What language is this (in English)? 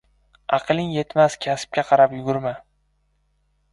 Uzbek